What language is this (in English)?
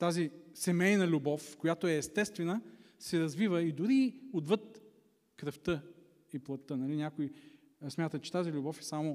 Bulgarian